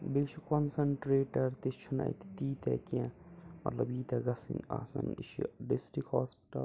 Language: Kashmiri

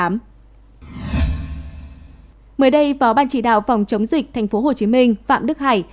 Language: Vietnamese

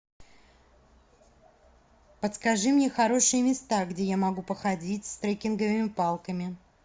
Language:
Russian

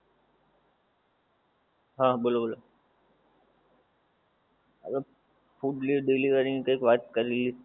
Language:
Gujarati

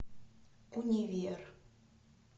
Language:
Russian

